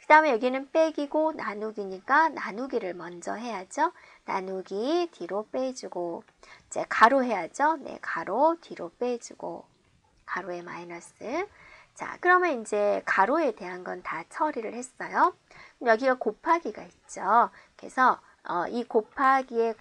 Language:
Korean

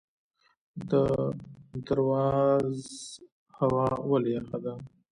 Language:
Pashto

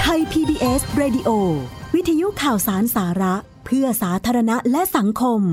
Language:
Thai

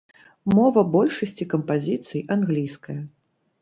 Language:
Belarusian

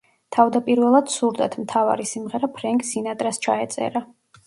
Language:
Georgian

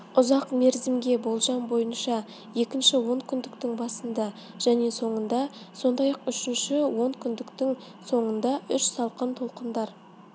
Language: Kazakh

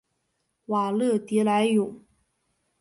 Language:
Chinese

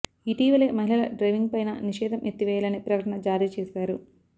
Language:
Telugu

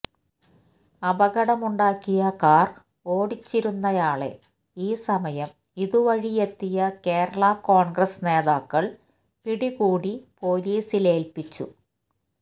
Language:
Malayalam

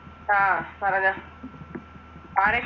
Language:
Malayalam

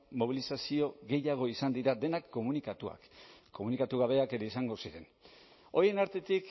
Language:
Basque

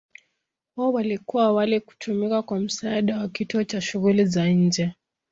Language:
Swahili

